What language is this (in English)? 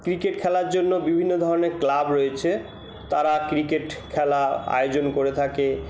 Bangla